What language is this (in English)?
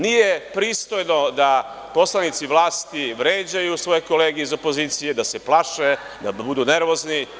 Serbian